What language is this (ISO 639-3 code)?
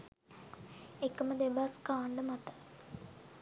sin